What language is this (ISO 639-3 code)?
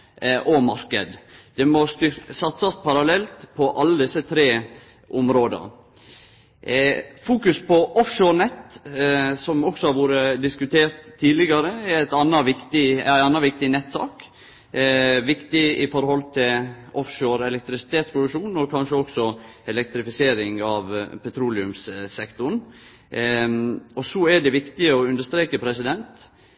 nno